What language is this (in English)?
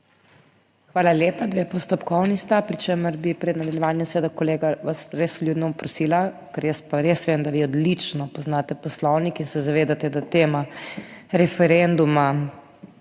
Slovenian